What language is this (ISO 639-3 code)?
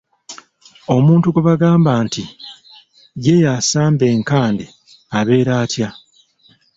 lug